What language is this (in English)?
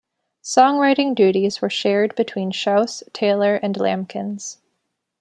English